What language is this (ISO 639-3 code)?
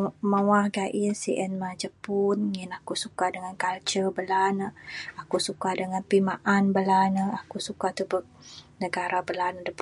sdo